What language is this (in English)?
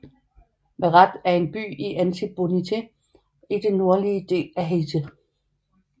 Danish